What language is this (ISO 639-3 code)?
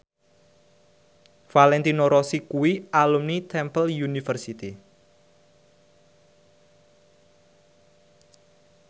jav